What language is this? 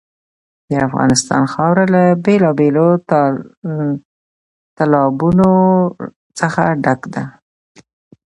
Pashto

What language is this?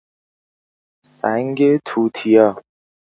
Persian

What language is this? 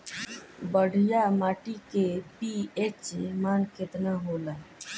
Bhojpuri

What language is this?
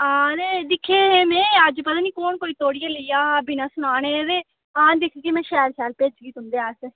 Dogri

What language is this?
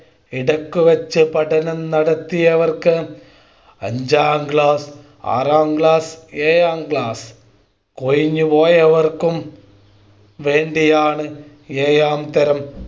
Malayalam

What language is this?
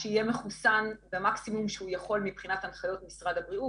Hebrew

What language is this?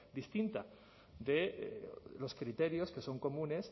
Spanish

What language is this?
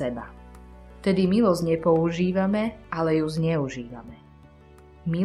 Slovak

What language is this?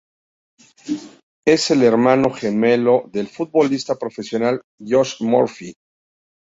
Spanish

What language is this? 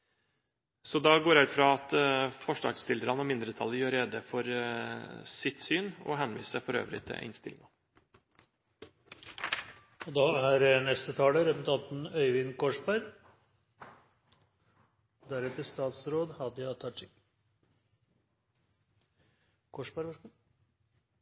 Norwegian Bokmål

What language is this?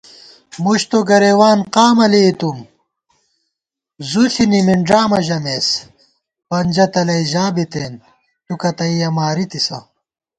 Gawar-Bati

